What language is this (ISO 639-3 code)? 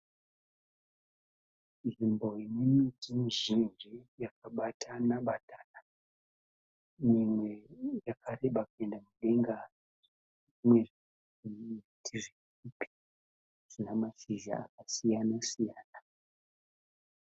sna